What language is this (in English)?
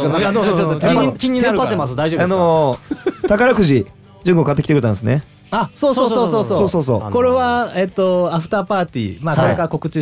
Japanese